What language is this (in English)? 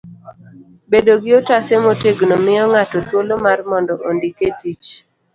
Luo (Kenya and Tanzania)